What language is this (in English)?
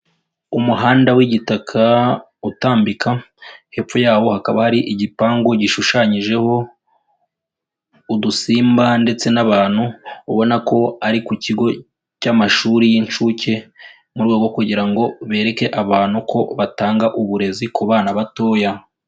Kinyarwanda